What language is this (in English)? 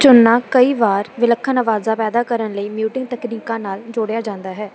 Punjabi